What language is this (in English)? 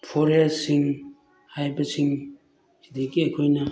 Manipuri